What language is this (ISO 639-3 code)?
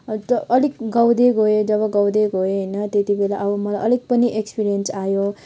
nep